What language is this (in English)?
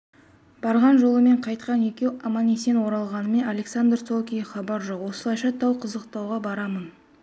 Kazakh